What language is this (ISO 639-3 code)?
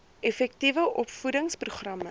afr